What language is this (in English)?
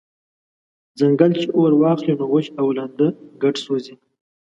Pashto